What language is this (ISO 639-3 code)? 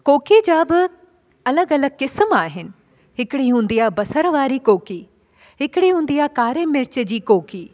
snd